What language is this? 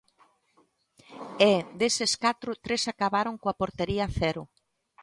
Galician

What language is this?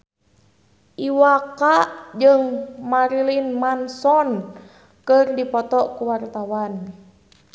Sundanese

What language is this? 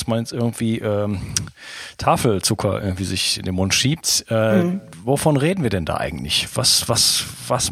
German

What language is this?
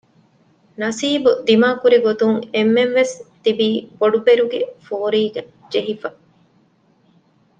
Divehi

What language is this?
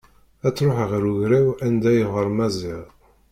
Kabyle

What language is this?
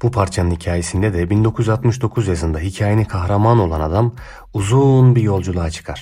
Turkish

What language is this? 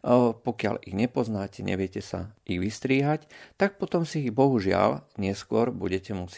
Slovak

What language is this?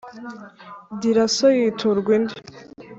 Kinyarwanda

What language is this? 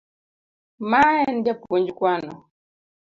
Luo (Kenya and Tanzania)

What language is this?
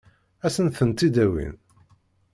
Kabyle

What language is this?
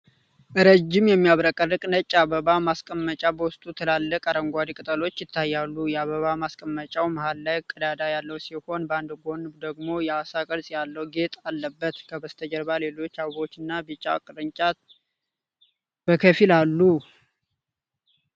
Amharic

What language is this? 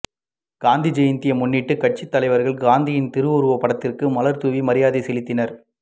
Tamil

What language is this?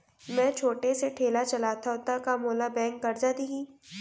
Chhattisgarhi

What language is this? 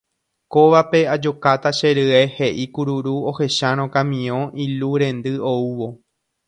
Guarani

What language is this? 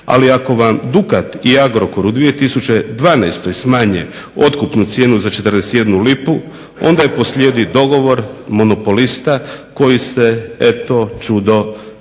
Croatian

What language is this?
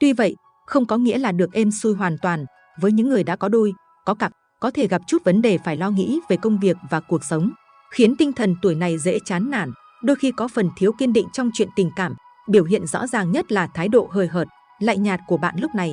Vietnamese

